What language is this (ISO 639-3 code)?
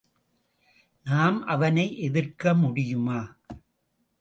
tam